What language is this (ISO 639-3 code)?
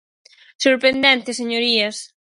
glg